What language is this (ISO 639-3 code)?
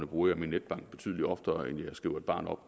dan